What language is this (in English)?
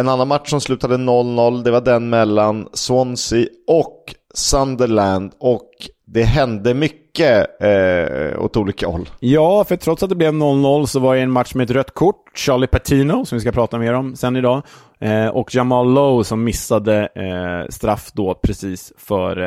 Swedish